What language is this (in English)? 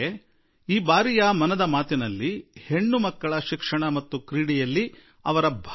Kannada